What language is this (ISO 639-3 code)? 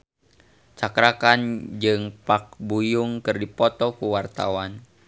sun